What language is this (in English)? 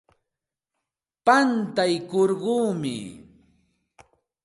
Santa Ana de Tusi Pasco Quechua